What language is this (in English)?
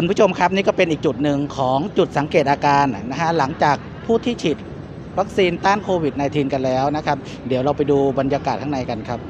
Thai